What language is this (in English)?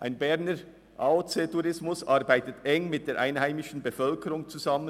Swiss German